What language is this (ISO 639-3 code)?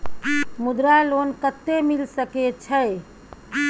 mai